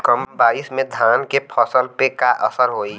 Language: Bhojpuri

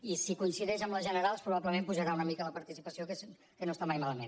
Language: Catalan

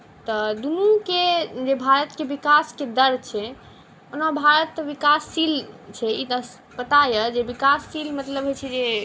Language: Maithili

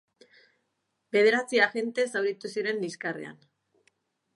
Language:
Basque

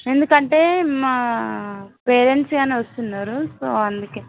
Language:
Telugu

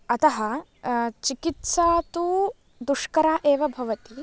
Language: Sanskrit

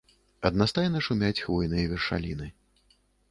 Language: Belarusian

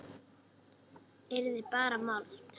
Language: Icelandic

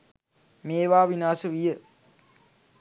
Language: Sinhala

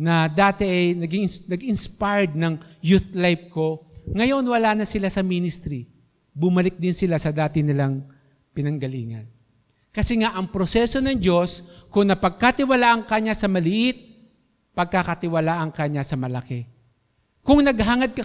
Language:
Filipino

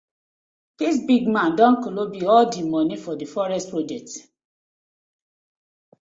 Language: Nigerian Pidgin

